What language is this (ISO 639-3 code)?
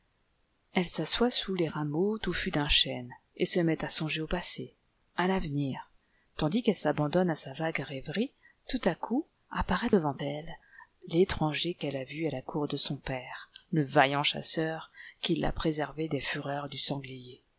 fra